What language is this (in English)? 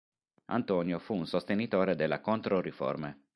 Italian